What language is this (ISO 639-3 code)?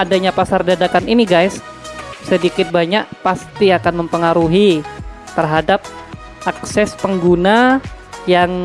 ind